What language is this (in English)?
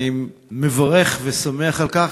Hebrew